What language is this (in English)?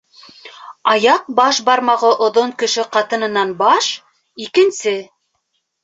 Bashkir